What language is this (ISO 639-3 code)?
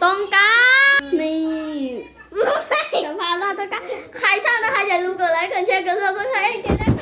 tha